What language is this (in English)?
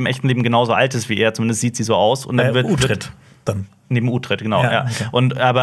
German